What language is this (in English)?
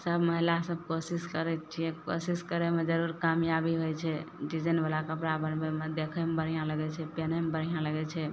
Maithili